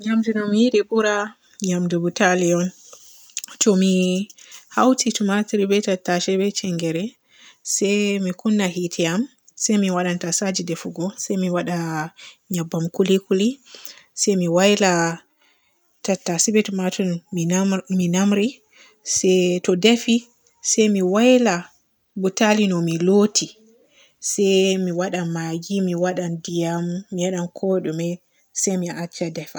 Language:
Borgu Fulfulde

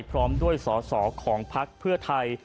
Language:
Thai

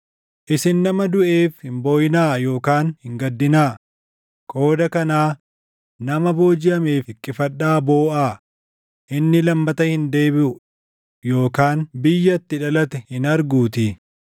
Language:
Oromo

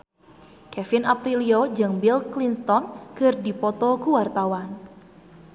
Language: Sundanese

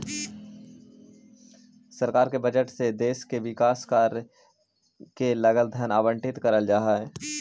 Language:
Magahi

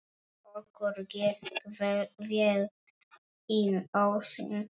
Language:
Icelandic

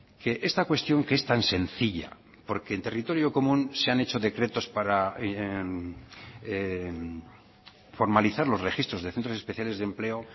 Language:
Spanish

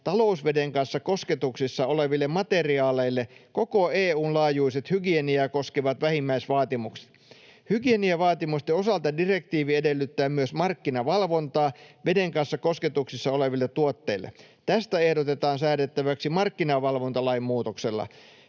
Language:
Finnish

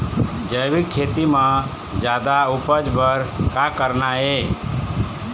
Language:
Chhattisgarhi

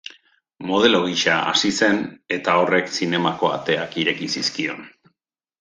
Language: Basque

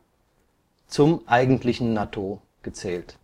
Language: German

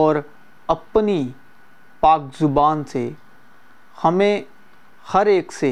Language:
Urdu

